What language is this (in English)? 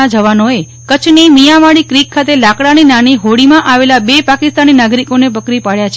Gujarati